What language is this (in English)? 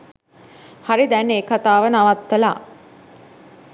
Sinhala